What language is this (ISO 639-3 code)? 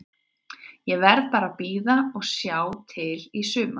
isl